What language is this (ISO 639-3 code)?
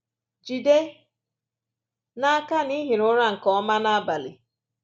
ibo